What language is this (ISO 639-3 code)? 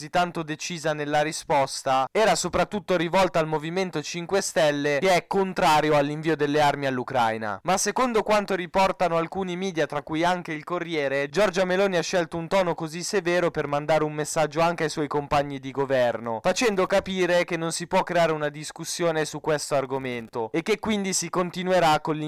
ita